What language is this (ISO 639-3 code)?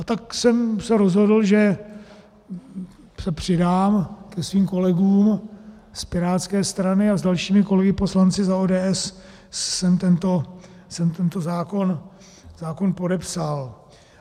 ces